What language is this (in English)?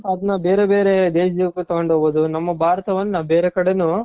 Kannada